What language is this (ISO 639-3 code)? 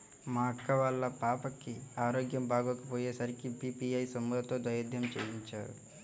tel